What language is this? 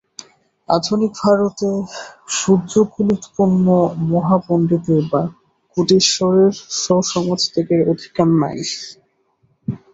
Bangla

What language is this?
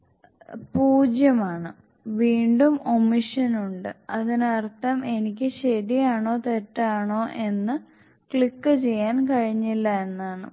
Malayalam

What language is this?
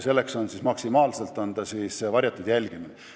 Estonian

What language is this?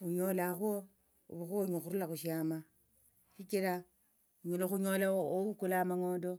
Tsotso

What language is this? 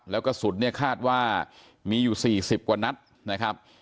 Thai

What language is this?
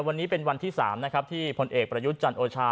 Thai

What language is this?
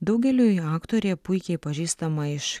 Lithuanian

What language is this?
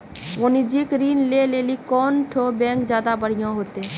Maithili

